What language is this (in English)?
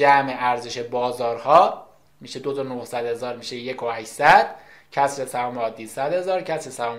Persian